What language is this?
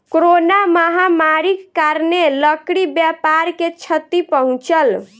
Maithili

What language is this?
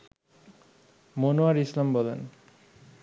Bangla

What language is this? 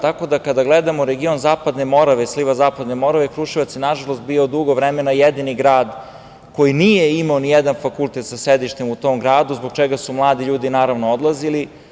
Serbian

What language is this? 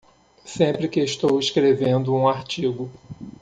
Portuguese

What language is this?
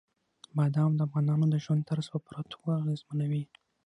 Pashto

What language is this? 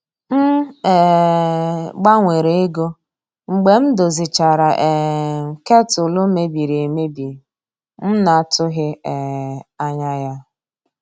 Igbo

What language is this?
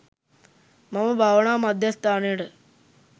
Sinhala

